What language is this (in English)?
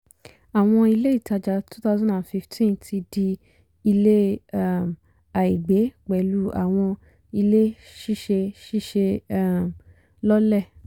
Yoruba